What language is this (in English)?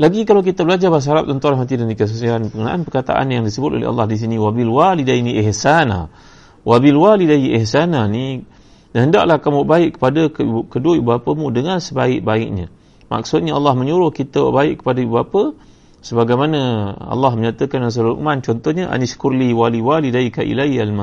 Malay